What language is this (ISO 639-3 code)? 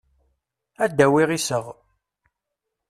kab